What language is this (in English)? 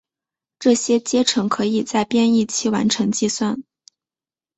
Chinese